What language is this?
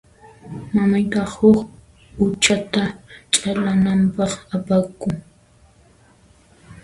Puno Quechua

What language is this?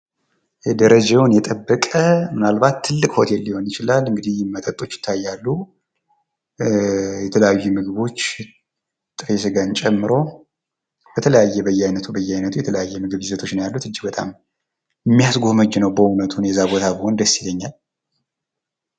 Amharic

